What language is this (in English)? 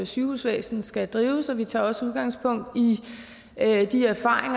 Danish